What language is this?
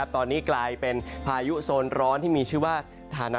Thai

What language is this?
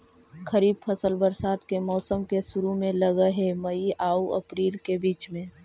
Magahi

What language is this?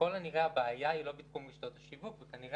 Hebrew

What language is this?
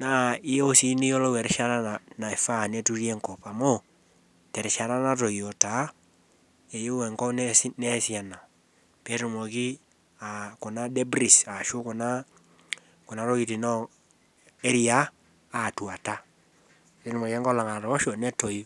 Masai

